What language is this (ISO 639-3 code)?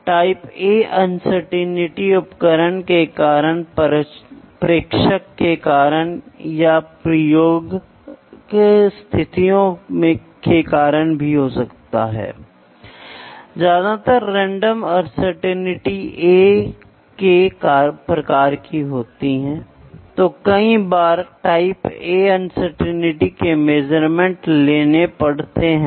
hin